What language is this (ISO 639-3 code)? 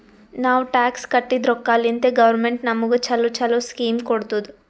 kan